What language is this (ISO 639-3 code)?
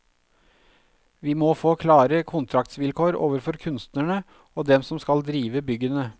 nor